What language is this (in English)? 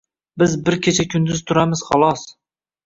Uzbek